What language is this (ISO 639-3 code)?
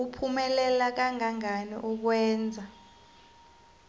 nbl